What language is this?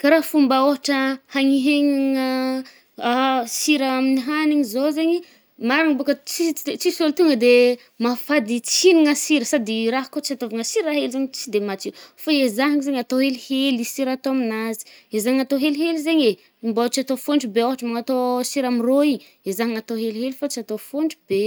Northern Betsimisaraka Malagasy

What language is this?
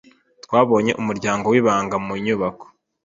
Kinyarwanda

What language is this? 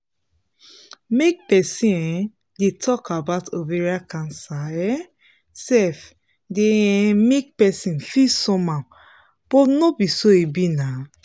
Nigerian Pidgin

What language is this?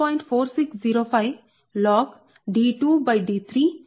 Telugu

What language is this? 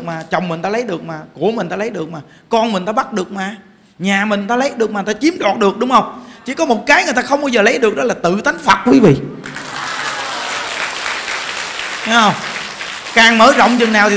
Vietnamese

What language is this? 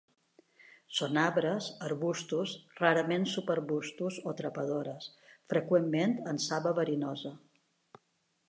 Catalan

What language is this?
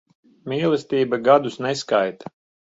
Latvian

